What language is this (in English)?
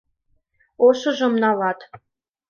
Mari